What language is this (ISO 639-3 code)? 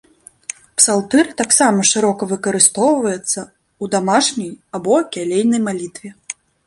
bel